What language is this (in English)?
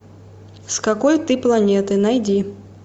Russian